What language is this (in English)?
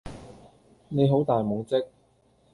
Cantonese